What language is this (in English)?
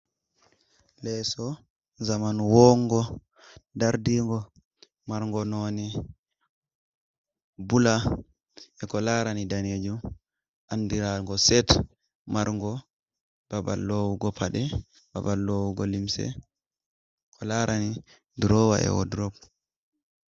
Fula